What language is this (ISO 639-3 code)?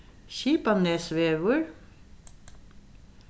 fao